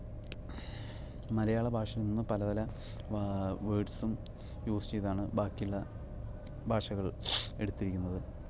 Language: Malayalam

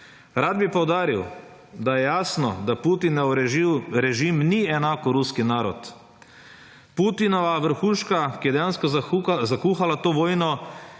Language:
Slovenian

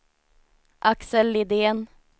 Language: Swedish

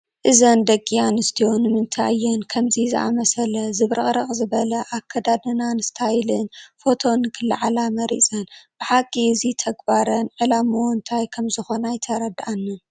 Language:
Tigrinya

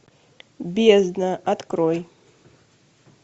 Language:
Russian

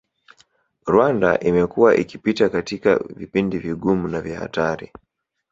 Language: Swahili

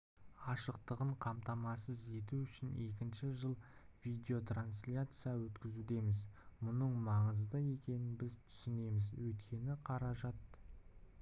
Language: Kazakh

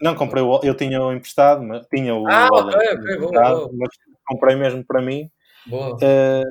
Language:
Portuguese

